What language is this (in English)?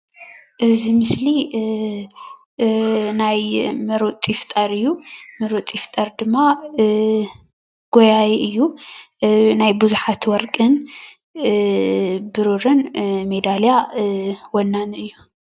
Tigrinya